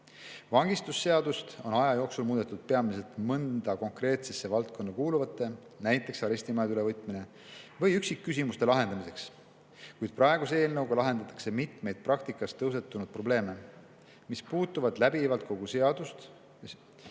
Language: Estonian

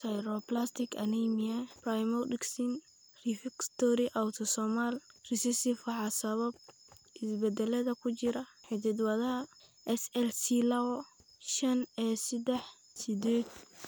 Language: Somali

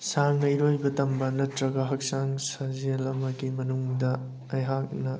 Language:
Manipuri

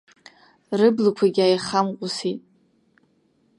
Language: Abkhazian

